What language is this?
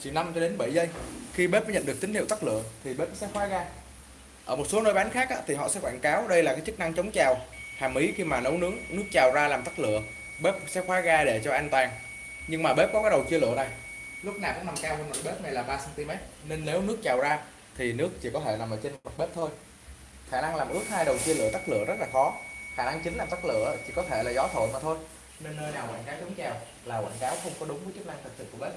Vietnamese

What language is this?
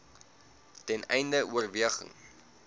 Afrikaans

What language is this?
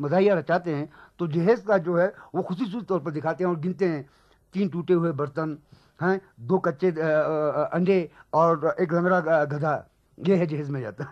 Hindi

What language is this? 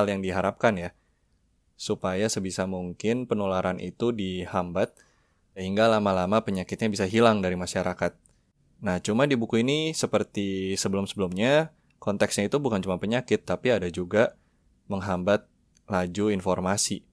Indonesian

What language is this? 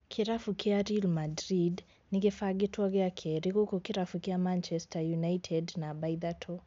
Kikuyu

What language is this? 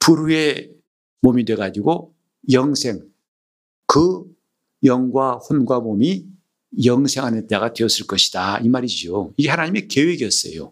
Korean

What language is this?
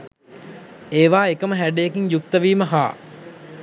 Sinhala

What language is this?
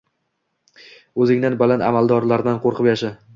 Uzbek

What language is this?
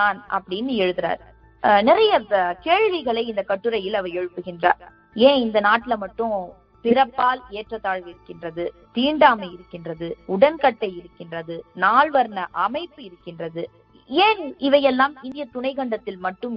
Tamil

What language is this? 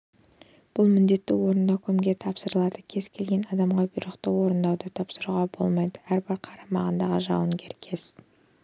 Kazakh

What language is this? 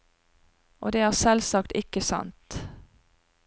Norwegian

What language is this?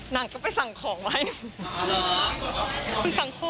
Thai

